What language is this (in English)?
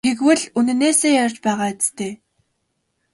Mongolian